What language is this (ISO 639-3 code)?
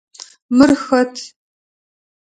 ady